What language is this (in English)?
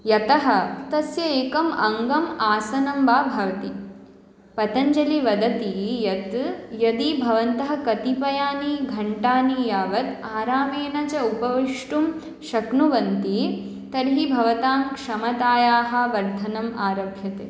Sanskrit